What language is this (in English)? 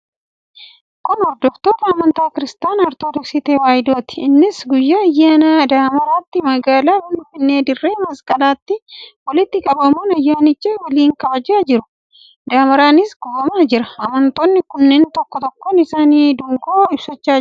Oromo